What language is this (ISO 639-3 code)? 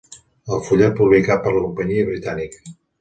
cat